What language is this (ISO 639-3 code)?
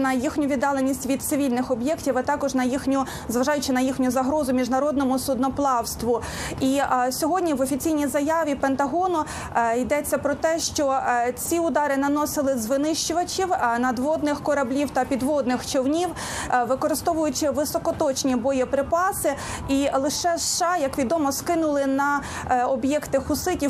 ukr